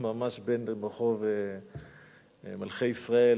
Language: Hebrew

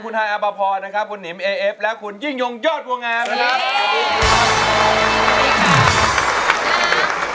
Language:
Thai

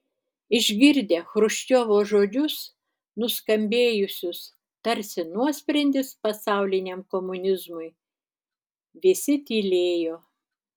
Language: Lithuanian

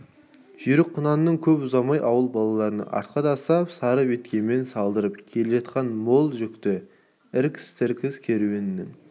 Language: Kazakh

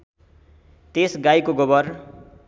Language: Nepali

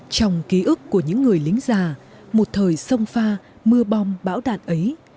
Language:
Vietnamese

